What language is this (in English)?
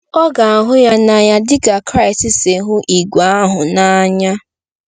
Igbo